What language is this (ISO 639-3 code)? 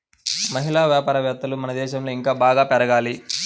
tel